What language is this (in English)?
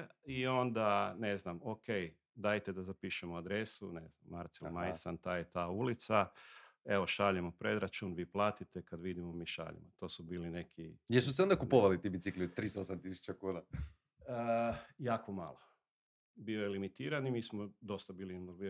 Croatian